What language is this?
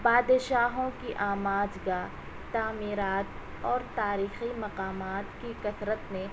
Urdu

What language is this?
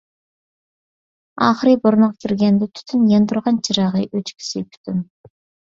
Uyghur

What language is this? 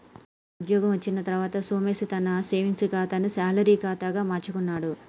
Telugu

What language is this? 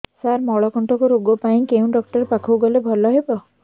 Odia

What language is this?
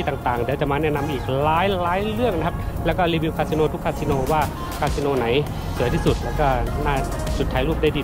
Thai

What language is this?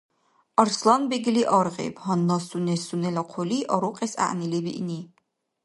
Dargwa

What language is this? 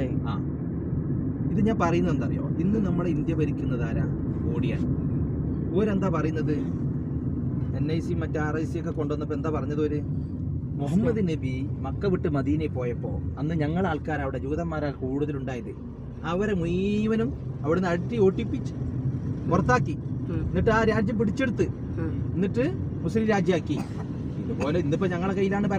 Arabic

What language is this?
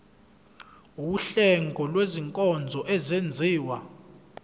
Zulu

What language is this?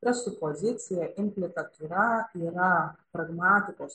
Lithuanian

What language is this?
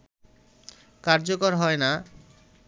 Bangla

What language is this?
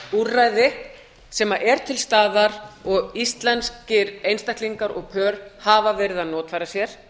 Icelandic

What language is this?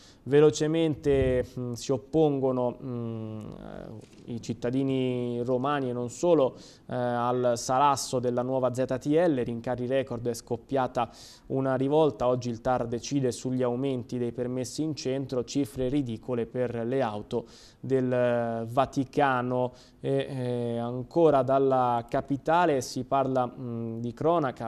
Italian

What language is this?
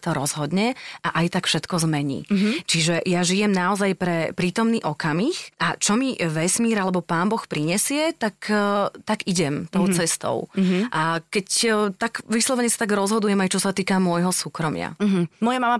Slovak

